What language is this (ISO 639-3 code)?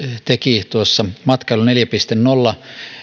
fin